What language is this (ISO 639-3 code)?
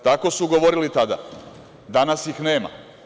srp